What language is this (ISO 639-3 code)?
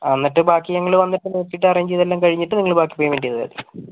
mal